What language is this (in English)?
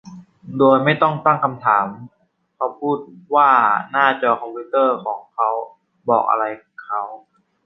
Thai